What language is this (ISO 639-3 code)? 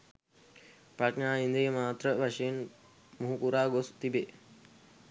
sin